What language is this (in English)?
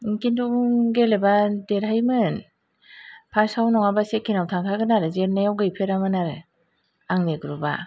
Bodo